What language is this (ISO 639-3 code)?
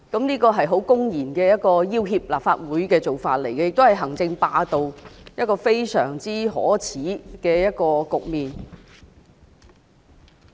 yue